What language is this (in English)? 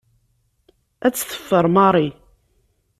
Kabyle